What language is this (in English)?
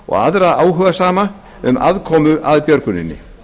Icelandic